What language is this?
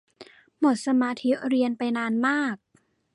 Thai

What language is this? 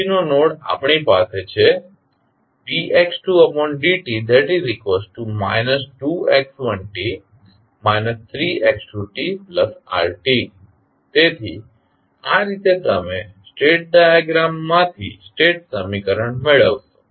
Gujarati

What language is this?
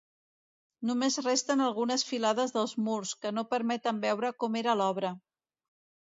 Catalan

